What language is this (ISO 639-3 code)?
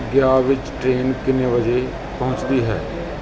pan